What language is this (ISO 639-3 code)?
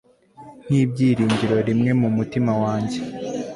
kin